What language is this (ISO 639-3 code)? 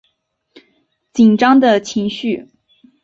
zho